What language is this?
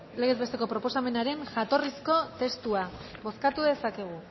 Basque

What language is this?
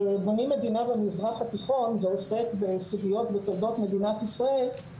Hebrew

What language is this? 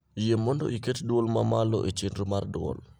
Luo (Kenya and Tanzania)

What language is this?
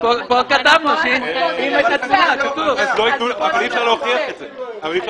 Hebrew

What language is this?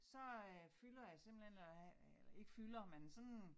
Danish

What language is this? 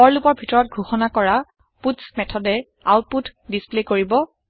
Assamese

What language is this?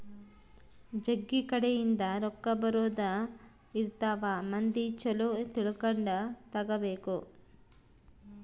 Kannada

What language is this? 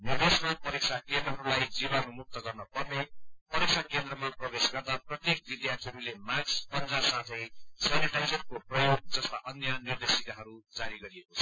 Nepali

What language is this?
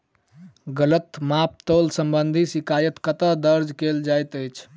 Maithili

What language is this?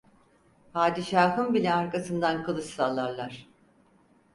Turkish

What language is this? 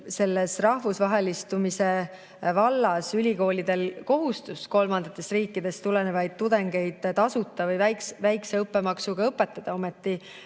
Estonian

